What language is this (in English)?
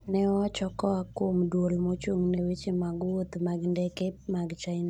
Luo (Kenya and Tanzania)